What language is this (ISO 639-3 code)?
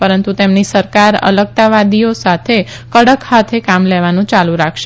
guj